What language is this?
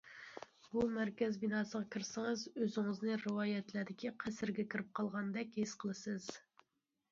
Uyghur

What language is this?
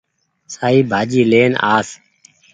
Goaria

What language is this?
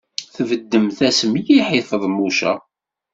Kabyle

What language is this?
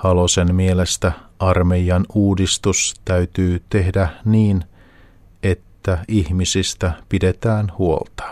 Finnish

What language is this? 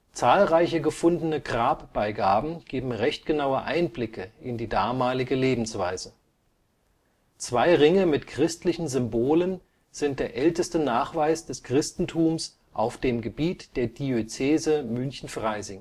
German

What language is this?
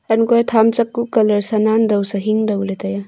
Wancho Naga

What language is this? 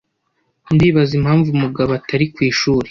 Kinyarwanda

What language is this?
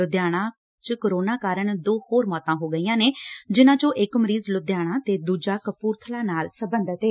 Punjabi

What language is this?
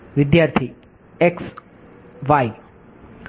Gujarati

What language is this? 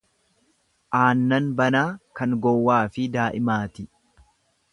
Oromo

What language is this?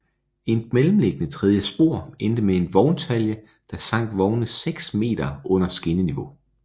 Danish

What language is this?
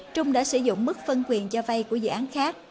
Vietnamese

